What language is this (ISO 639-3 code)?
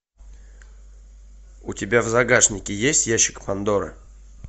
rus